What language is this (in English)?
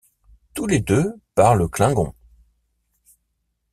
French